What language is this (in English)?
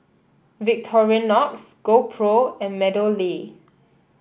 English